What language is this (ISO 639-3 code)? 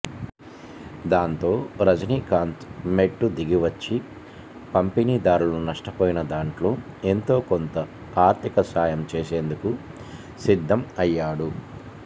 tel